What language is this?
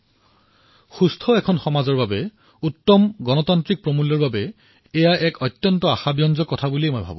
Assamese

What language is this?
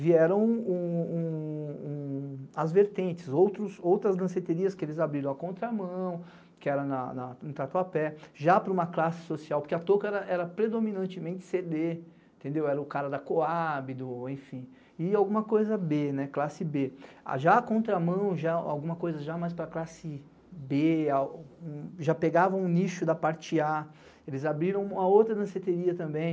Portuguese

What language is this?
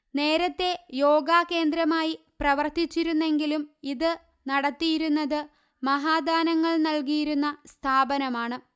Malayalam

